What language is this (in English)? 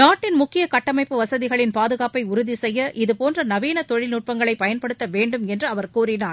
Tamil